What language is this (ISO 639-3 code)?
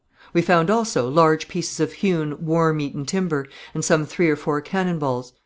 eng